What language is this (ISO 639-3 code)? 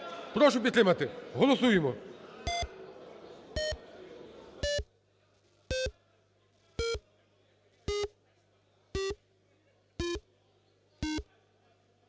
ukr